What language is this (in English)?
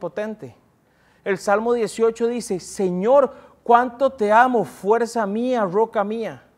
Spanish